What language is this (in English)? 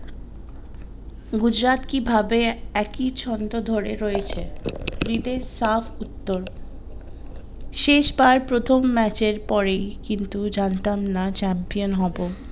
Bangla